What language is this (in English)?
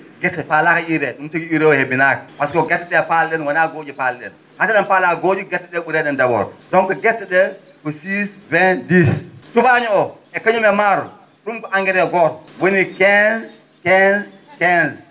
Fula